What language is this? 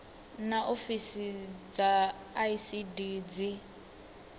Venda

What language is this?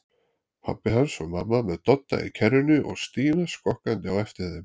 Icelandic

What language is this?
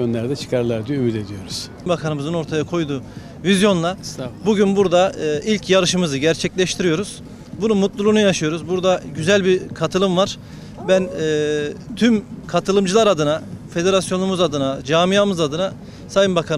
Turkish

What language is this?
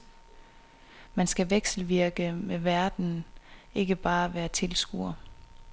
Danish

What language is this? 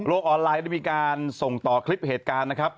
Thai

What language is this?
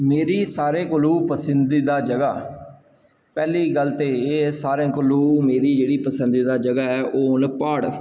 Dogri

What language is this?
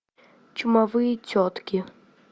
Russian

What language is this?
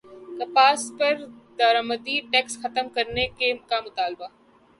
Urdu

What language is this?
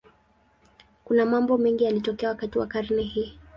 Swahili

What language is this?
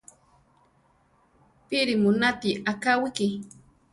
Central Tarahumara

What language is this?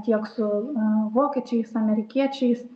Lithuanian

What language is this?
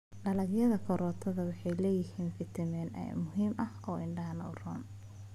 Somali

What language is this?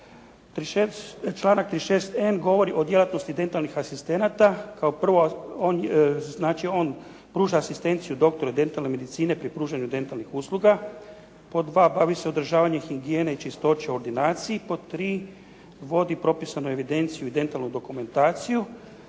Croatian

